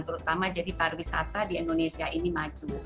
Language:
Indonesian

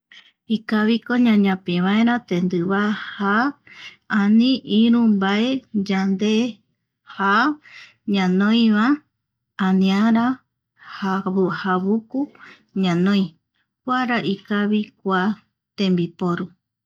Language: Eastern Bolivian Guaraní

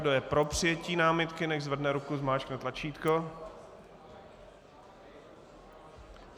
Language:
Czech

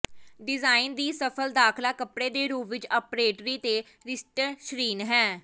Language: Punjabi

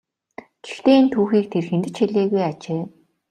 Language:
Mongolian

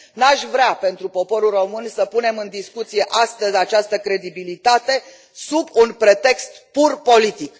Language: Romanian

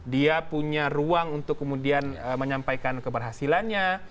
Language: Indonesian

